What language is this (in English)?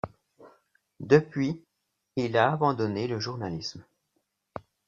French